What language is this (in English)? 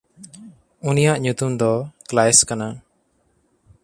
Santali